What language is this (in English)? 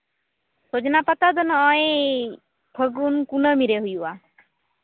Santali